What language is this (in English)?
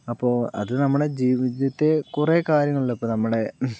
Malayalam